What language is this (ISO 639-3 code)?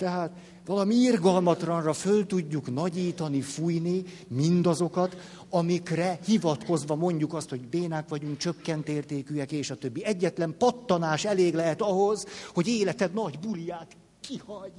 hun